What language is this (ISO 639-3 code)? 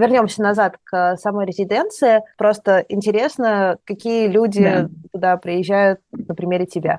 rus